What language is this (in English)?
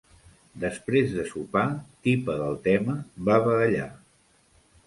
Catalan